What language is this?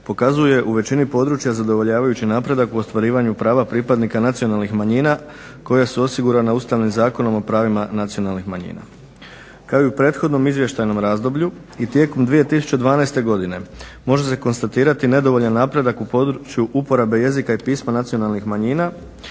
Croatian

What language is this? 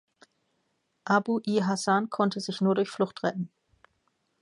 German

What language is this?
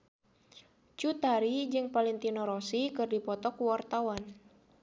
Sundanese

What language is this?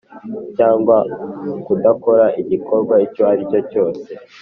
Kinyarwanda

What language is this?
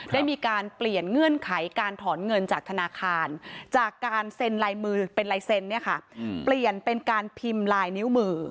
Thai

